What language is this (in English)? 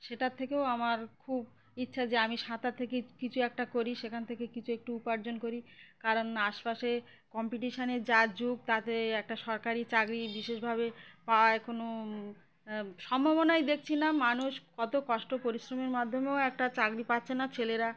Bangla